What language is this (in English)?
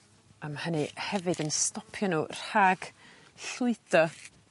Welsh